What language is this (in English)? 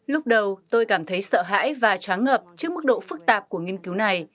Vietnamese